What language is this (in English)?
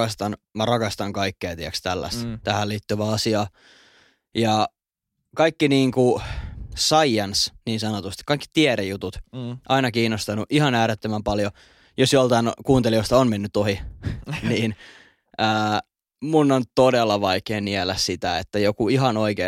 Finnish